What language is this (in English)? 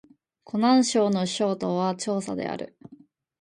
Japanese